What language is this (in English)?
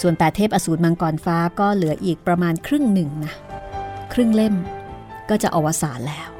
Thai